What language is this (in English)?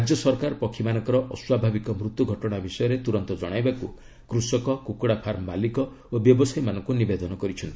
Odia